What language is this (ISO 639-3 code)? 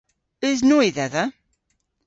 cor